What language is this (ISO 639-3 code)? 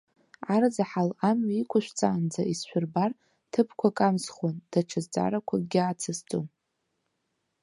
abk